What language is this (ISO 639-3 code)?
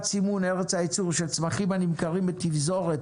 heb